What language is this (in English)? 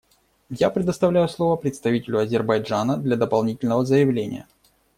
Russian